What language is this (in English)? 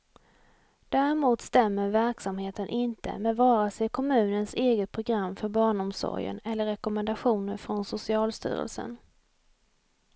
Swedish